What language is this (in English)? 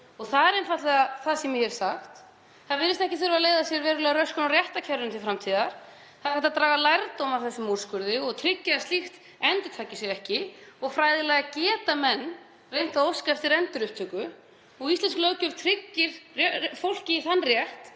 Icelandic